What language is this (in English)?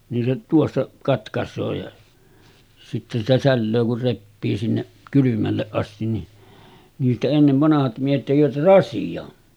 Finnish